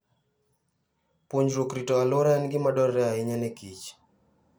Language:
Luo (Kenya and Tanzania)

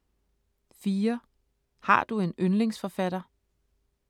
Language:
Danish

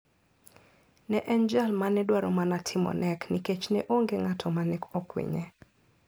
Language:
Luo (Kenya and Tanzania)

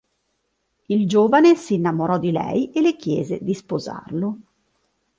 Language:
Italian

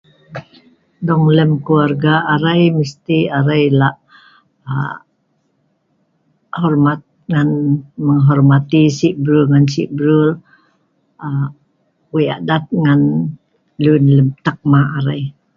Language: Sa'ban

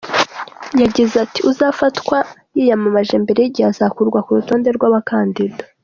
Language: Kinyarwanda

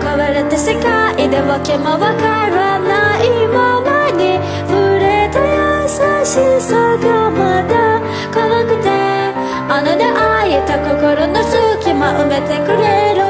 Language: Korean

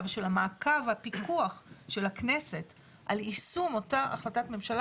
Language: Hebrew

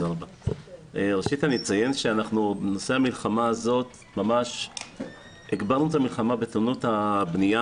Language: Hebrew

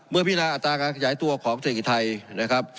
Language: Thai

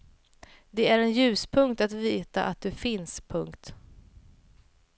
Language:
Swedish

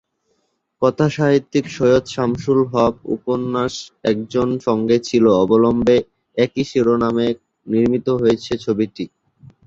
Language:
Bangla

